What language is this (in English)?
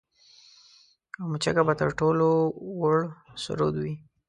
Pashto